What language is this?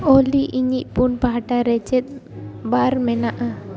Santali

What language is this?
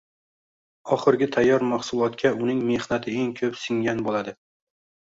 Uzbek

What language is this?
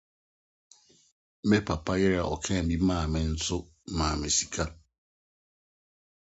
Akan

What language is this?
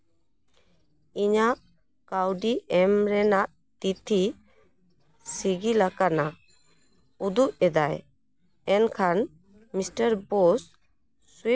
Santali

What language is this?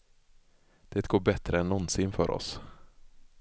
Swedish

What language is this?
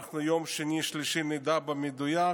Hebrew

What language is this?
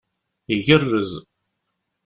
Kabyle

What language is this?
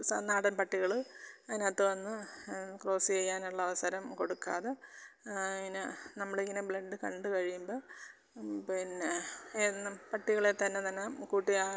Malayalam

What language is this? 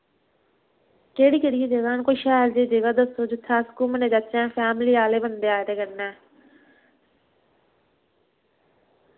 Dogri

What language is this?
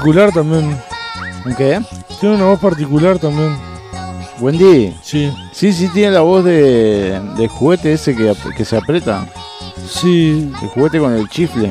Spanish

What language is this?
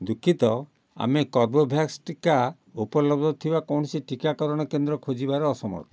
Odia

